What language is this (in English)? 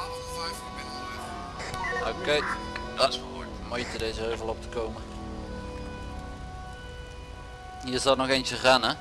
Dutch